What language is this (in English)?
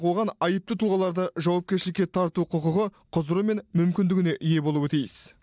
Kazakh